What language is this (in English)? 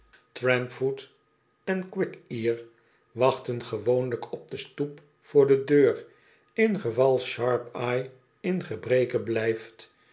Dutch